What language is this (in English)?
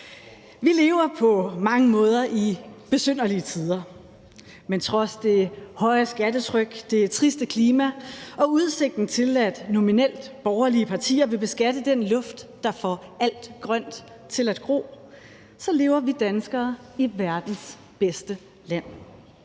Danish